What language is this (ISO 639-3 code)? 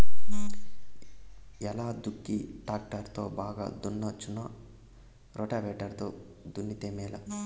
tel